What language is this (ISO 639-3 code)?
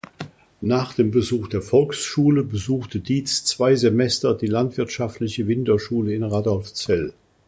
deu